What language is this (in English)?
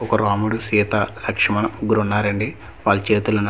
Telugu